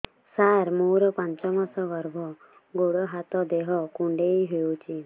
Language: Odia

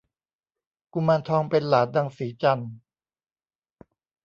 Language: Thai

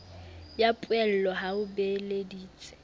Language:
Southern Sotho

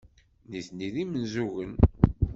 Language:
Kabyle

